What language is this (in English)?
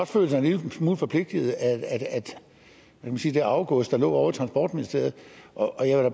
Danish